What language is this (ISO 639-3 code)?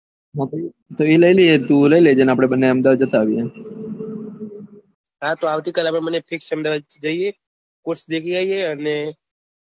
guj